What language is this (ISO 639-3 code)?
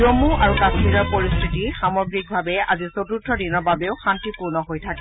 asm